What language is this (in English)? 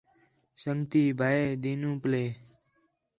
Khetrani